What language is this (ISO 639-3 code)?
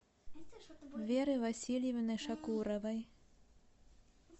rus